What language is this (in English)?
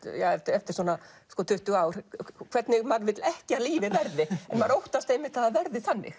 Icelandic